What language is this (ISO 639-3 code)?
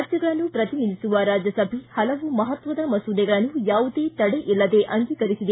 kan